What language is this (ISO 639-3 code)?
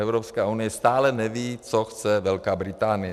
ces